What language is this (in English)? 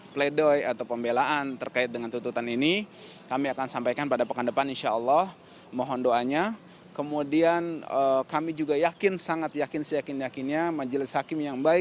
Indonesian